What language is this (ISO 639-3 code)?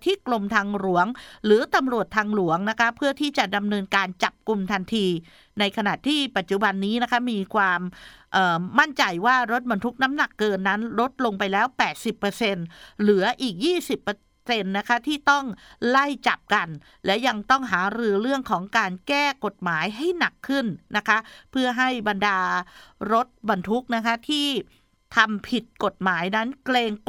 tha